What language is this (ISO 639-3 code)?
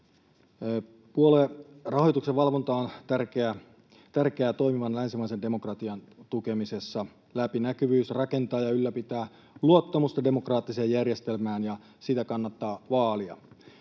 fin